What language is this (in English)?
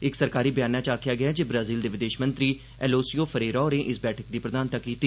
Dogri